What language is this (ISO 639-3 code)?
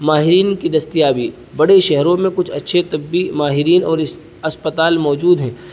urd